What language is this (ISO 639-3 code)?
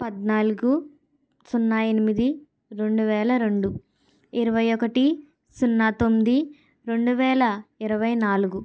tel